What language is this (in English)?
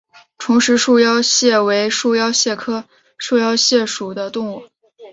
Chinese